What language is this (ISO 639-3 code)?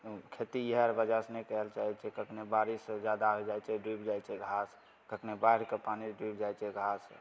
mai